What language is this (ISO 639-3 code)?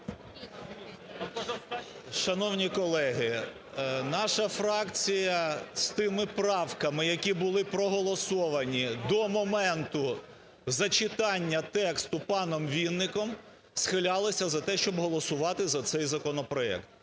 ukr